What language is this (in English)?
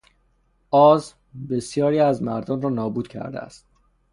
Persian